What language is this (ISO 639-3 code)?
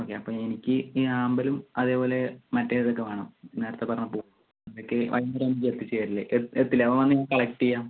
mal